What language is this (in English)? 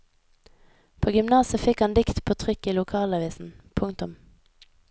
Norwegian